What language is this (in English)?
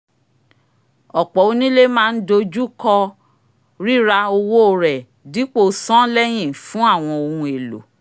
Yoruba